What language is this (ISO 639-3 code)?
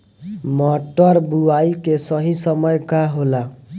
bho